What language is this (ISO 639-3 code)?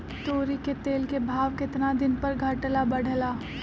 mag